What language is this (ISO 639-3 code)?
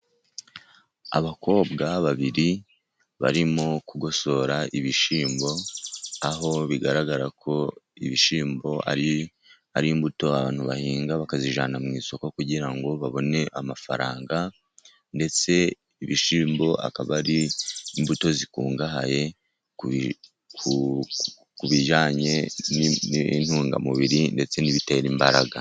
kin